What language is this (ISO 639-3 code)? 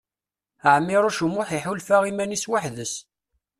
kab